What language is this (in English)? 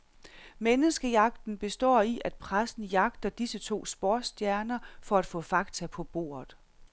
Danish